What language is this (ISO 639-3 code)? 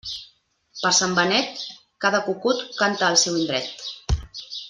cat